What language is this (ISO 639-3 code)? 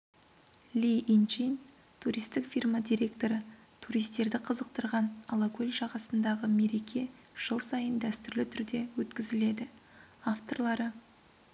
kaz